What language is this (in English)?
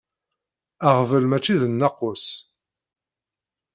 Kabyle